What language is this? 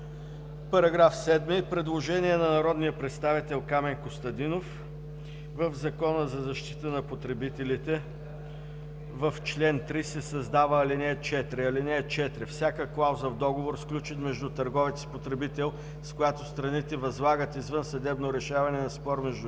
Bulgarian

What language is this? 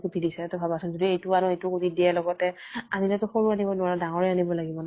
Assamese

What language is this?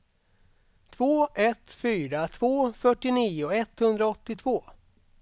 Swedish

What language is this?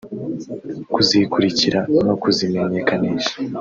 Kinyarwanda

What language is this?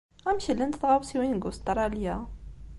Kabyle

